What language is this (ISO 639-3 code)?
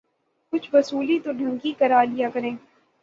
urd